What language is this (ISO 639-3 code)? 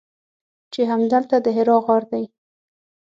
pus